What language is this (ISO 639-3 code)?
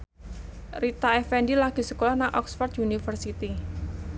jav